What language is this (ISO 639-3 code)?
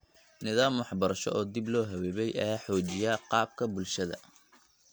som